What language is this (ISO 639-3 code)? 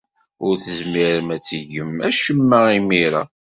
kab